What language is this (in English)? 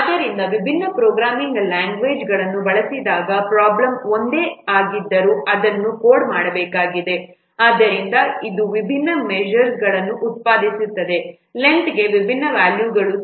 Kannada